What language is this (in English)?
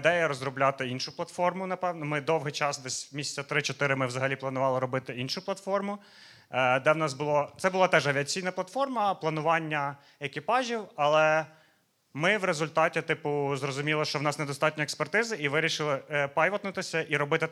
Ukrainian